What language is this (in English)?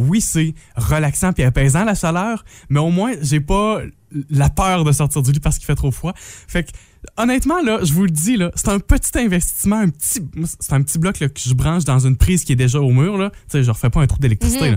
French